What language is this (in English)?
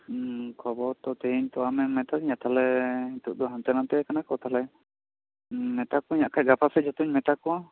Santali